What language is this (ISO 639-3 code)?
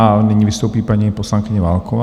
ces